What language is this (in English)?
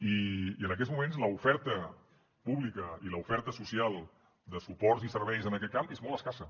Catalan